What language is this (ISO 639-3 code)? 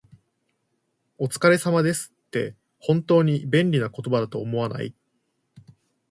jpn